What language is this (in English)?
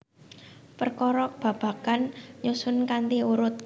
Javanese